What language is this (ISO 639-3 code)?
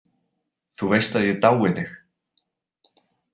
isl